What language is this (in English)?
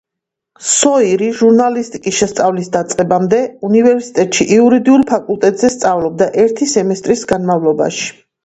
Georgian